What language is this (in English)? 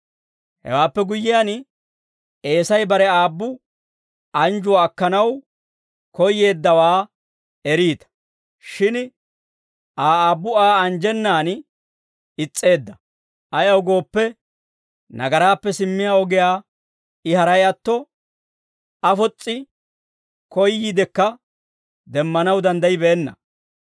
Dawro